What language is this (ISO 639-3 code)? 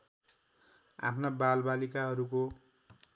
nep